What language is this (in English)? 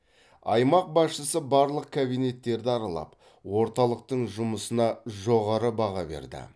Kazakh